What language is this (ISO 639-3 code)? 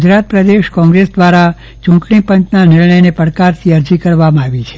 guj